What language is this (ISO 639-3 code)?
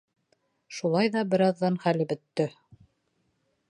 bak